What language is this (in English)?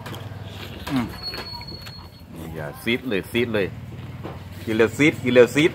Thai